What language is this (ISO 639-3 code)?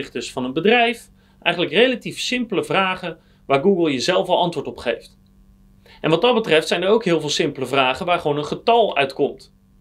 nld